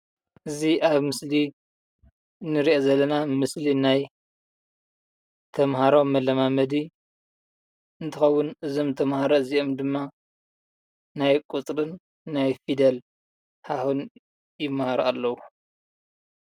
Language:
Tigrinya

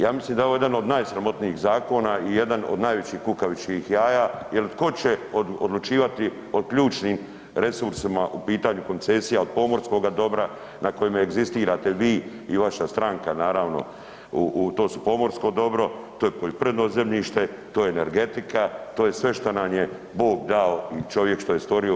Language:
Croatian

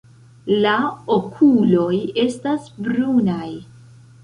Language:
Esperanto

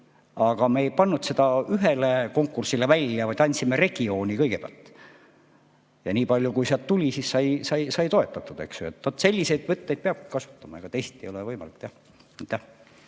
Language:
Estonian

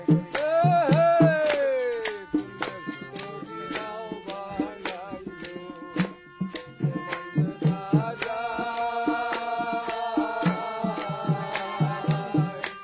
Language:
Bangla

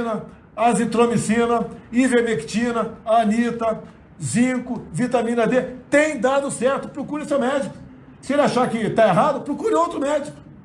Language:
Portuguese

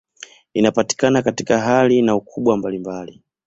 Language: Swahili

